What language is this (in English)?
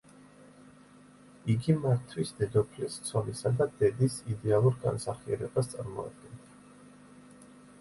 Georgian